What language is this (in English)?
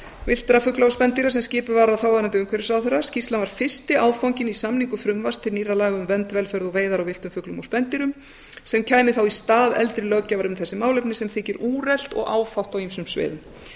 Icelandic